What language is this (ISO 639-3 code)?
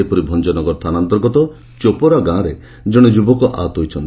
ori